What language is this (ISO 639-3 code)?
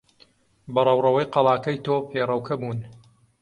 ckb